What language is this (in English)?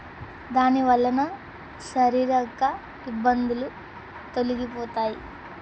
Telugu